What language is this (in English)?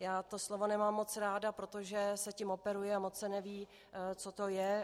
Czech